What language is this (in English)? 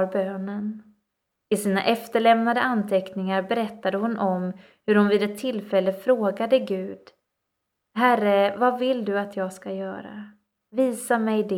Swedish